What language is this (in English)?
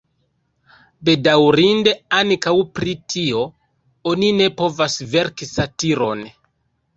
Esperanto